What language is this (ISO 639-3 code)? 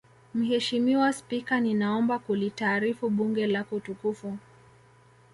swa